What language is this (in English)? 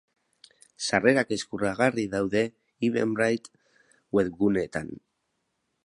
Basque